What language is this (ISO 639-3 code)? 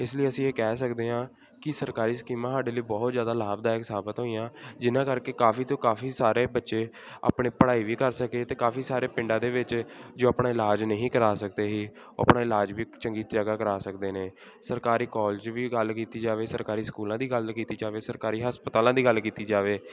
pan